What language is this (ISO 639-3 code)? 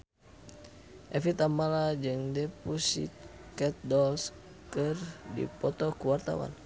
sun